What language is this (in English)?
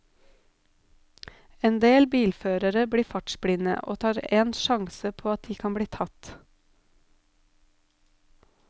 Norwegian